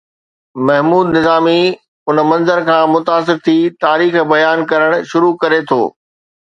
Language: Sindhi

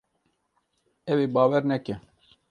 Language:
Kurdish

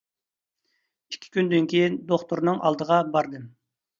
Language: Uyghur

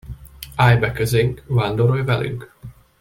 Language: Hungarian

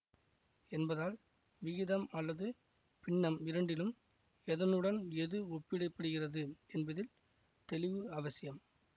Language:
Tamil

